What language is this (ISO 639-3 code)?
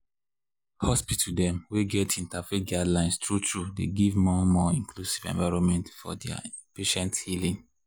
pcm